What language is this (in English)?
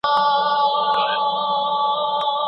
Pashto